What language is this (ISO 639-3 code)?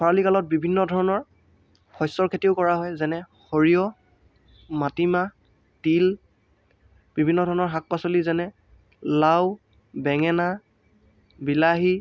asm